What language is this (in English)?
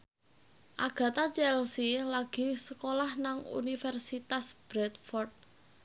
Javanese